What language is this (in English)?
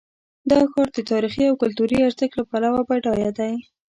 Pashto